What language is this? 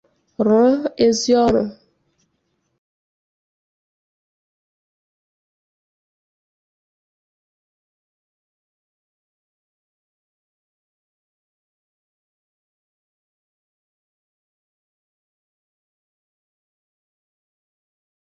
Igbo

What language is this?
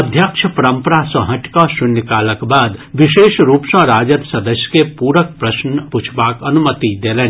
Maithili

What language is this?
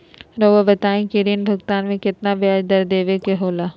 Magahi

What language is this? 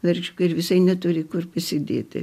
Lithuanian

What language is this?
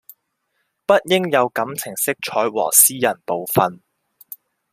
Chinese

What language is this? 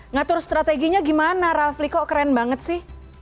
Indonesian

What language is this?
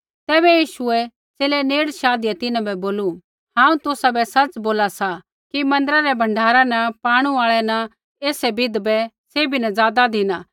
Kullu Pahari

